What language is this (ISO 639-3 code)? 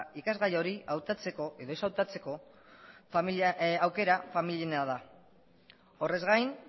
eus